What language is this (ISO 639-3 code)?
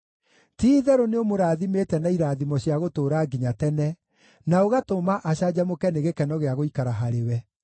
kik